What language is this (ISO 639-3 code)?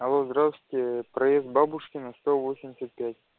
rus